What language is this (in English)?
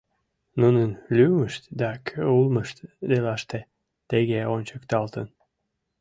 Mari